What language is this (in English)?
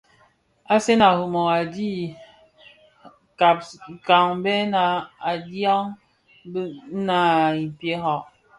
Bafia